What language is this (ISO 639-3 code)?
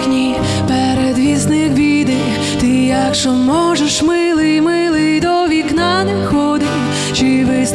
ukr